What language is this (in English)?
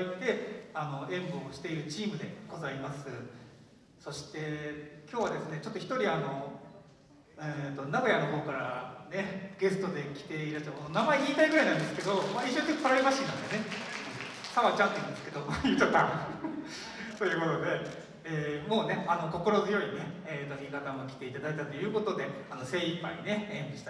Japanese